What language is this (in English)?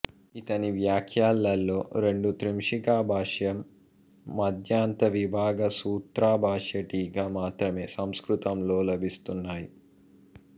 Telugu